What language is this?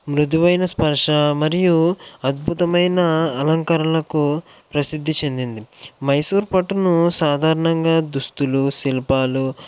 Telugu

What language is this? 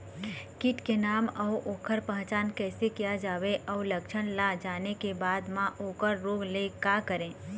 Chhattisgarhi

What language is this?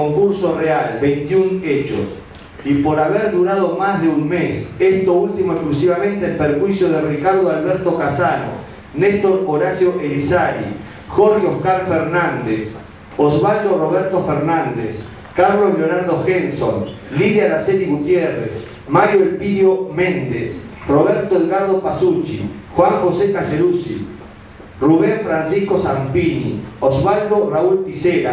Spanish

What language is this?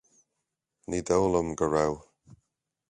Irish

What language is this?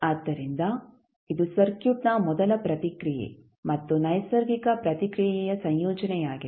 Kannada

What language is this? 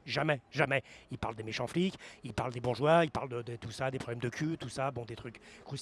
French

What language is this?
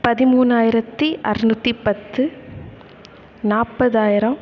Tamil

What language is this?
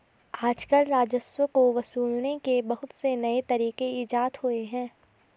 Hindi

